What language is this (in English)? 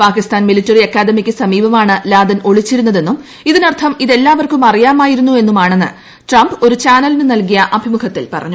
Malayalam